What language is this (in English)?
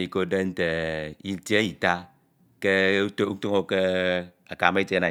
Ito